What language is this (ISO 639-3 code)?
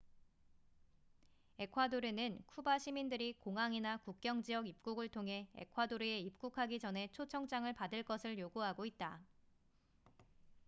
kor